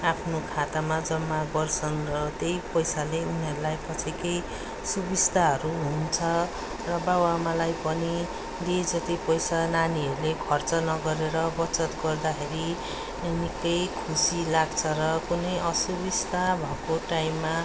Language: Nepali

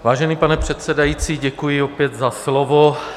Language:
Czech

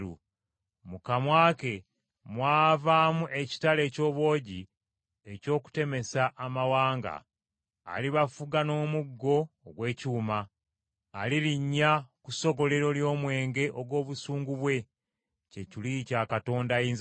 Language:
Ganda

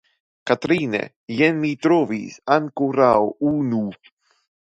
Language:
Esperanto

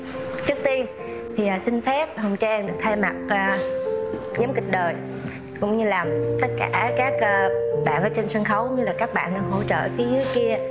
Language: Vietnamese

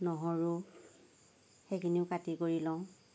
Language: Assamese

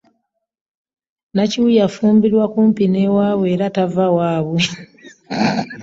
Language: Ganda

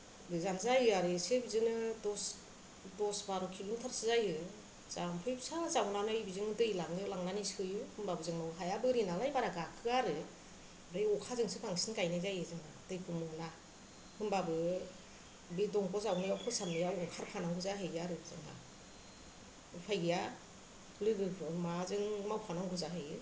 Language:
Bodo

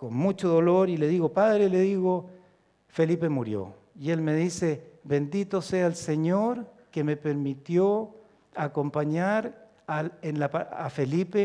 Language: Spanish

